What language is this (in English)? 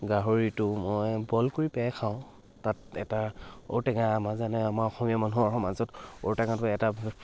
Assamese